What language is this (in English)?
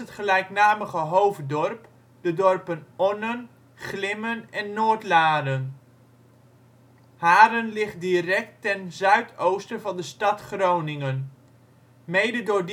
Dutch